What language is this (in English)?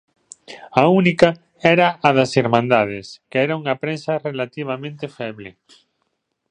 Galician